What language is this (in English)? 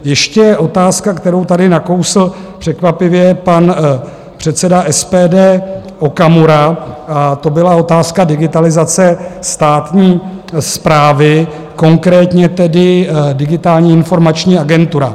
Czech